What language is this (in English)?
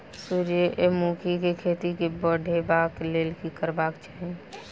Maithili